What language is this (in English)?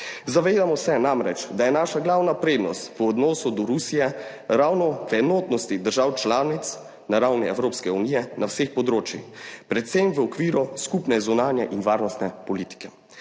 Slovenian